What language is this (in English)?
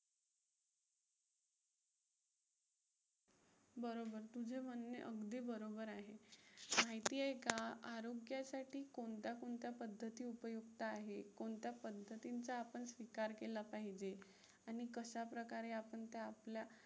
Marathi